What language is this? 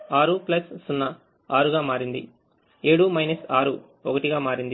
Telugu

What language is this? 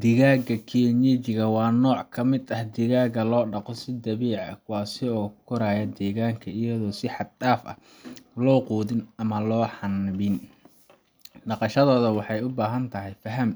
Somali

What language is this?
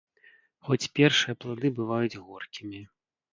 Belarusian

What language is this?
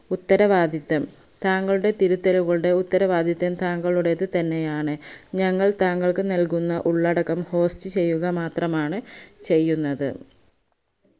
Malayalam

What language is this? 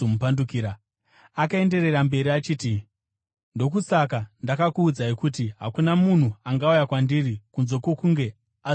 Shona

